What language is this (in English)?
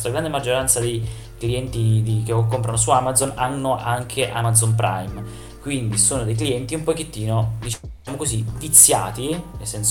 Italian